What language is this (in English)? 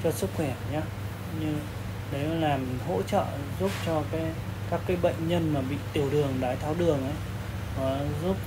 Vietnamese